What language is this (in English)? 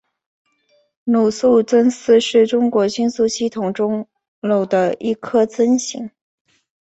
Chinese